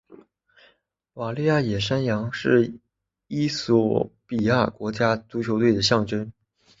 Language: Chinese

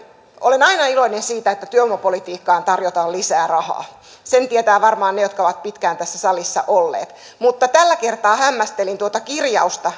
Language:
Finnish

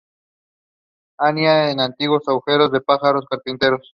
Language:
Spanish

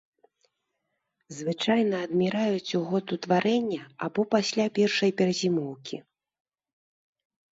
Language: Belarusian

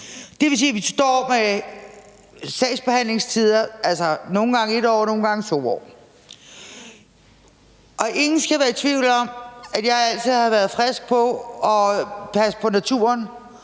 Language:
Danish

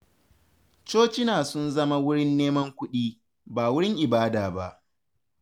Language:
Hausa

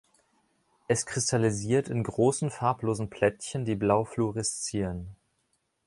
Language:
German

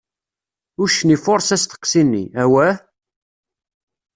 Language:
Kabyle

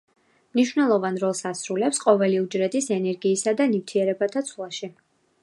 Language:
Georgian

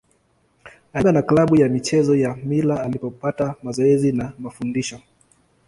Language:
Swahili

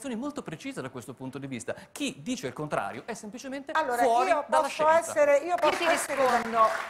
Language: Italian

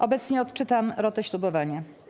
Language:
Polish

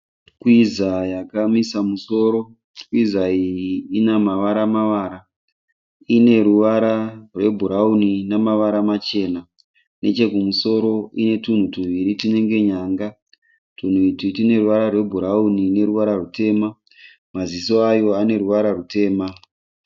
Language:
Shona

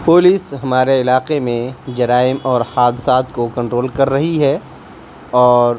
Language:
Urdu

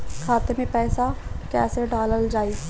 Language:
Bhojpuri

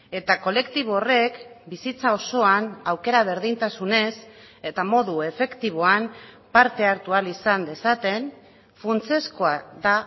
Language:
Basque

